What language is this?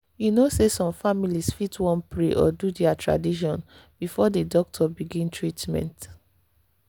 Nigerian Pidgin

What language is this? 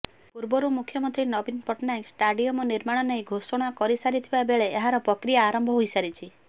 Odia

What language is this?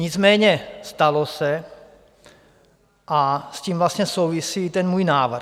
Czech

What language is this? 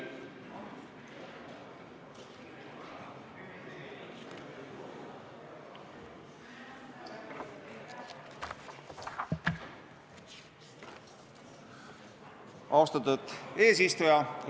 Estonian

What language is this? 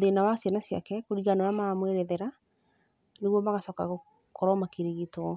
Kikuyu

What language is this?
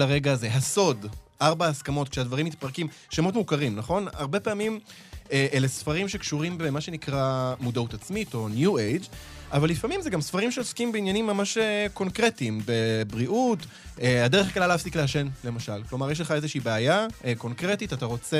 Hebrew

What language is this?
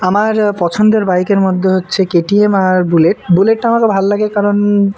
Bangla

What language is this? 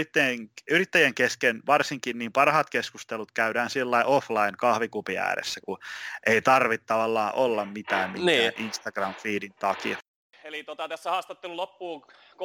Finnish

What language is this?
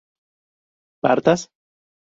Spanish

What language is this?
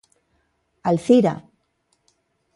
Galician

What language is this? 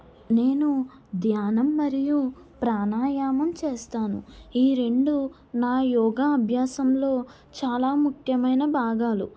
Telugu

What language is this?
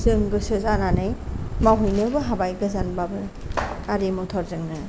Bodo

